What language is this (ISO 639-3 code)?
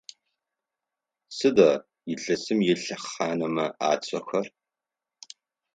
ady